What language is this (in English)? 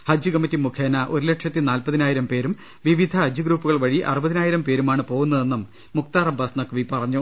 Malayalam